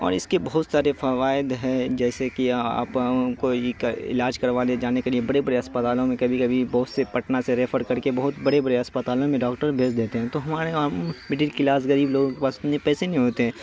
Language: Urdu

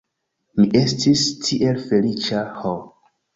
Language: Esperanto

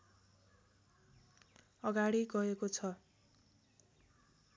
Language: Nepali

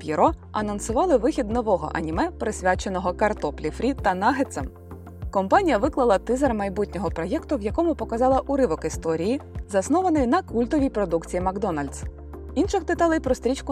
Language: Ukrainian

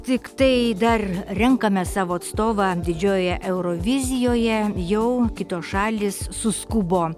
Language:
Lithuanian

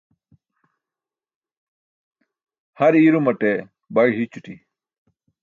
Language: Burushaski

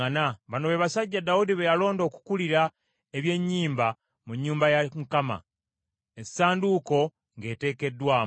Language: Ganda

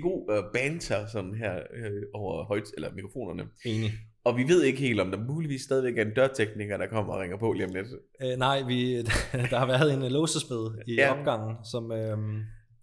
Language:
Danish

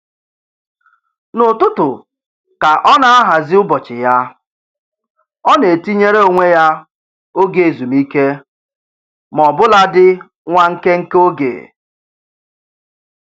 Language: Igbo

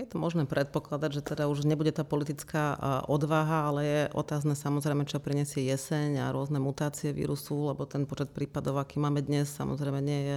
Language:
Slovak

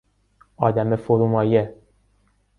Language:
Persian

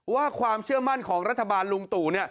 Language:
Thai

